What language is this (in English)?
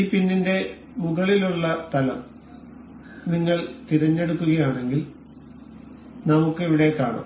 Malayalam